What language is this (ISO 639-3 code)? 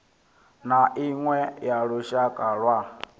ven